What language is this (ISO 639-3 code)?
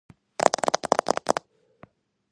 kat